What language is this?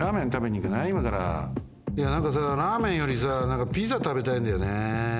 Japanese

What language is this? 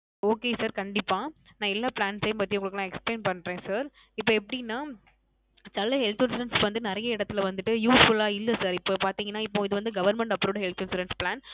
Tamil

